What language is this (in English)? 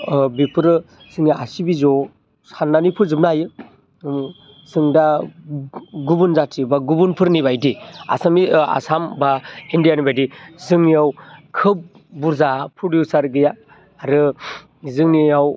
Bodo